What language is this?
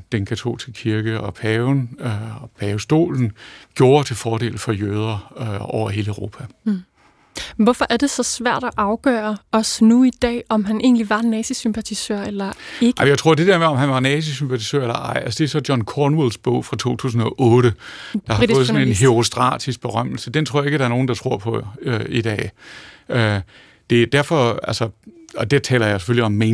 Danish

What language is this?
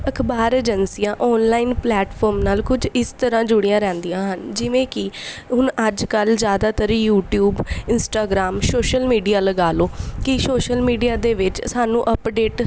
Punjabi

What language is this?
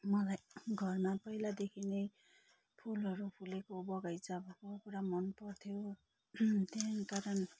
Nepali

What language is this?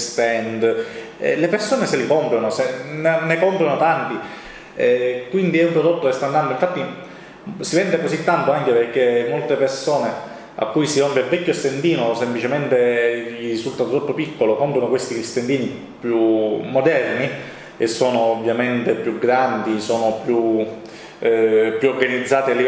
Italian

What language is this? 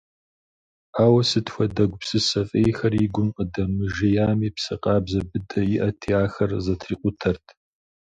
Kabardian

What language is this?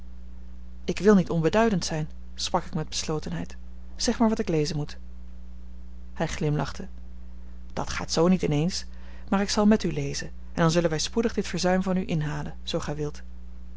Dutch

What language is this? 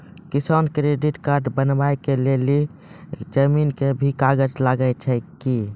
Maithili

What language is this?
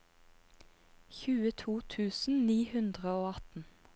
Norwegian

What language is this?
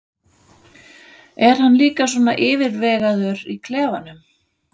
Icelandic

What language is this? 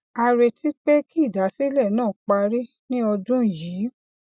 Yoruba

